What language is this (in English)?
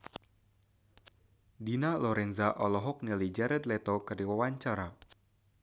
Sundanese